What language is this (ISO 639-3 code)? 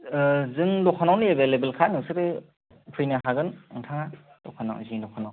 brx